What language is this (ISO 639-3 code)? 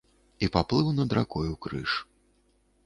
bel